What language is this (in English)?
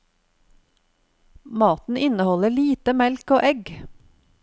Norwegian